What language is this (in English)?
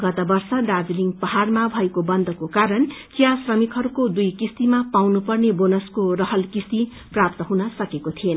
Nepali